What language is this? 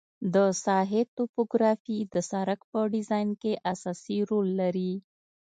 Pashto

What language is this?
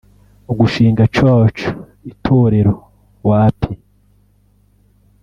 Kinyarwanda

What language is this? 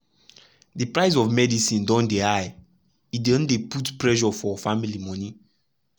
Nigerian Pidgin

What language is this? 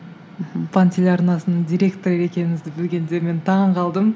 Kazakh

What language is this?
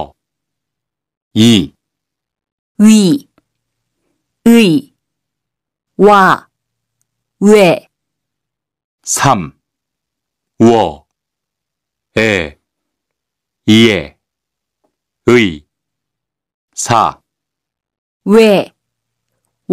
Korean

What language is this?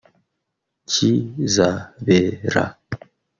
Kinyarwanda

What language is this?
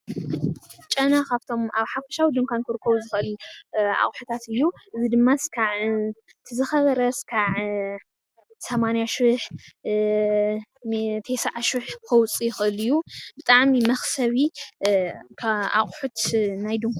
Tigrinya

